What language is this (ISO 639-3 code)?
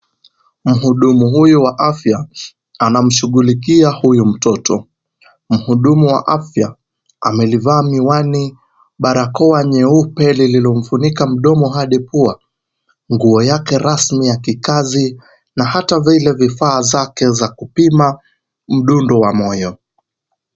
swa